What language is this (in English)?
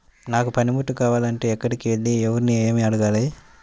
Telugu